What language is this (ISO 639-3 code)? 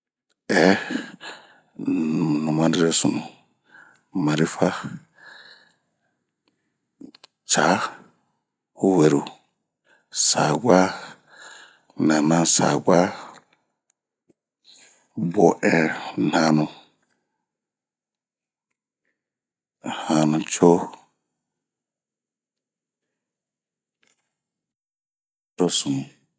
bmq